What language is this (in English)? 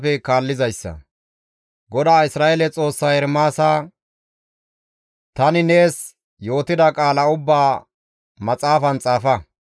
Gamo